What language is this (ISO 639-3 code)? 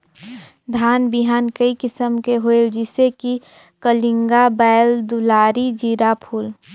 hne